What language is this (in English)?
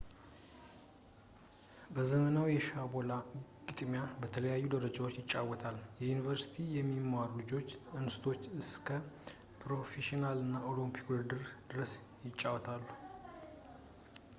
Amharic